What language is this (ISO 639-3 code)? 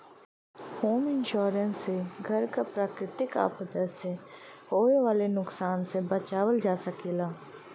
bho